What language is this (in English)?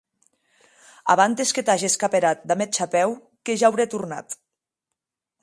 Occitan